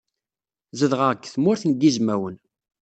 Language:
Kabyle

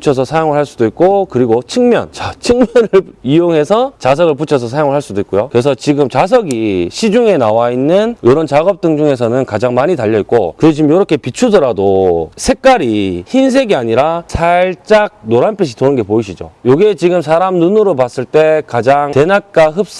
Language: Korean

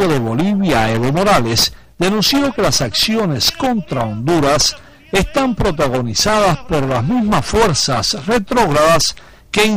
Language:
Spanish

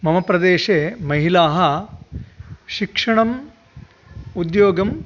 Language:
Sanskrit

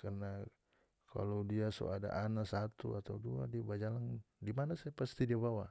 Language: North Moluccan Malay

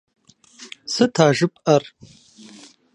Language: Kabardian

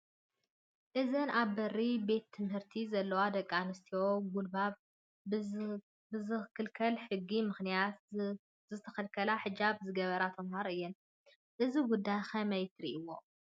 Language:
Tigrinya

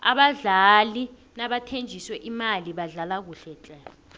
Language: South Ndebele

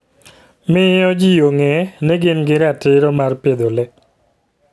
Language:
Luo (Kenya and Tanzania)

